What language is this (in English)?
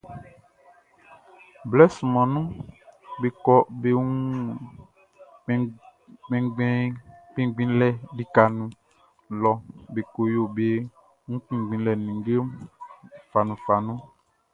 Baoulé